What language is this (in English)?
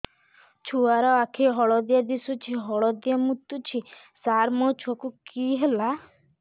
Odia